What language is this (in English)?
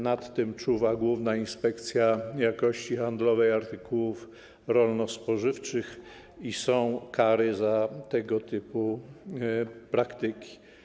Polish